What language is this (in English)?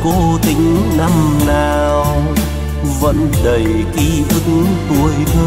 Vietnamese